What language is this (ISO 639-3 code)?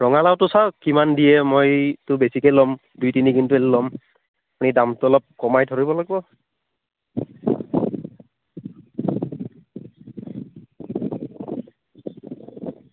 asm